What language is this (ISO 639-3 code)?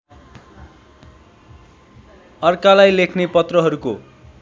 nep